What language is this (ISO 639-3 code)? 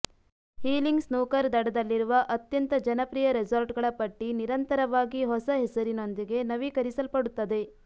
kan